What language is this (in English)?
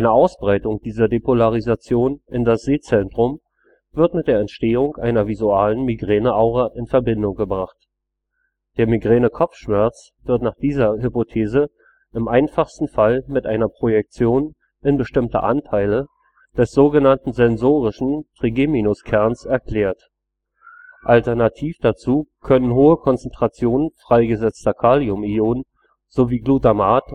German